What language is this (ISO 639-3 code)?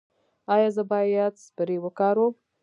pus